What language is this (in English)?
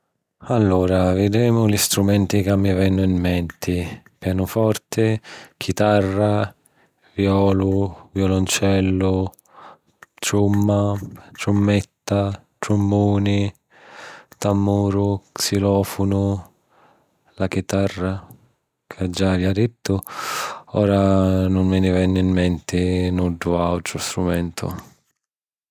Sicilian